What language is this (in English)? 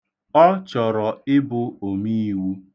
Igbo